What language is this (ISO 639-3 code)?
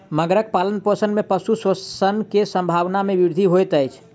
mai